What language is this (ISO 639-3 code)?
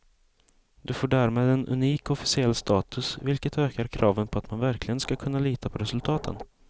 swe